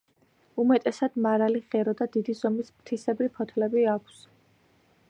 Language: Georgian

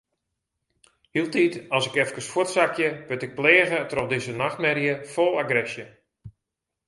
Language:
Western Frisian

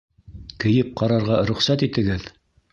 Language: Bashkir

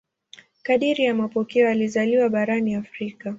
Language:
Swahili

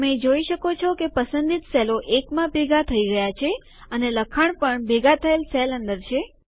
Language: Gujarati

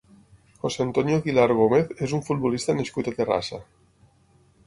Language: Catalan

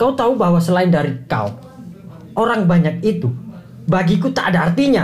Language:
Indonesian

